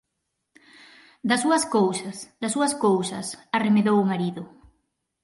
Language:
Galician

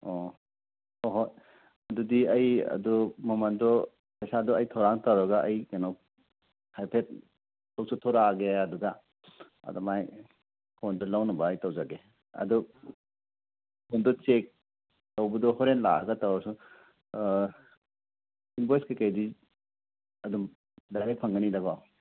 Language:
Manipuri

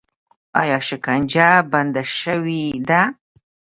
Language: Pashto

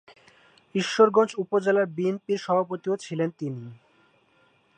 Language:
Bangla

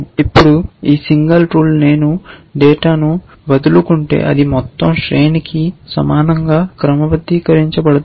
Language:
Telugu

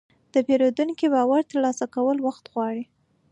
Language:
Pashto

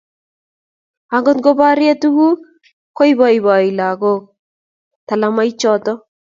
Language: Kalenjin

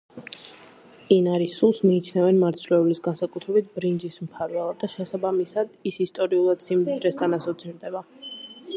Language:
Georgian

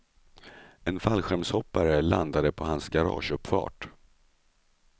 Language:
Swedish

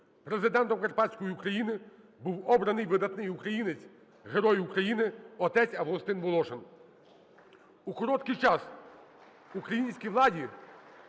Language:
Ukrainian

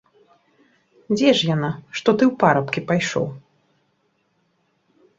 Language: Belarusian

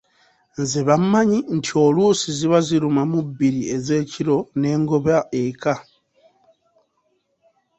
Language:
Ganda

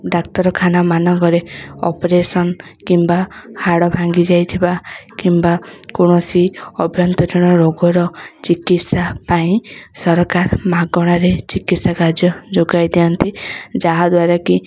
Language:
Odia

